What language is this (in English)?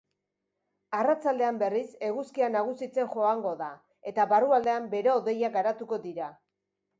Basque